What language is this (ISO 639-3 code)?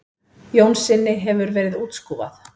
isl